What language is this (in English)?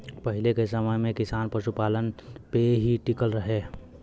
Bhojpuri